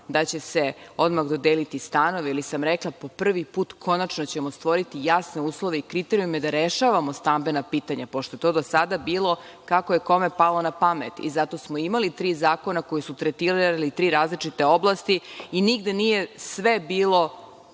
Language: Serbian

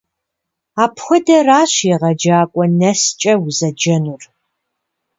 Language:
Kabardian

